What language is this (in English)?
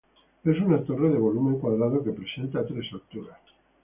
Spanish